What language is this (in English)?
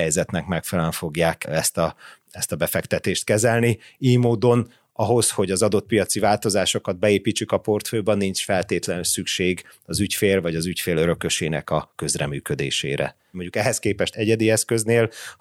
Hungarian